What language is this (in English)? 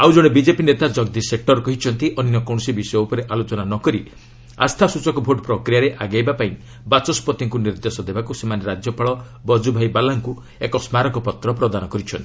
Odia